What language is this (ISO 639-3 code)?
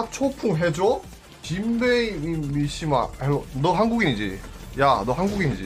kor